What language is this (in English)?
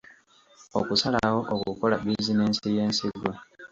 Ganda